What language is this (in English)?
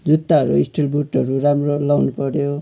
Nepali